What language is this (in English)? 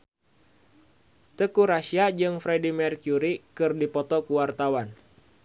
Sundanese